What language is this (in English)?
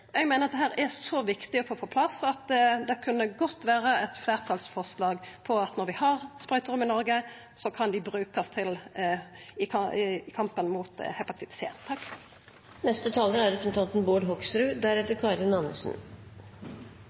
Norwegian Nynorsk